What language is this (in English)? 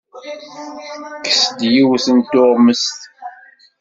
Kabyle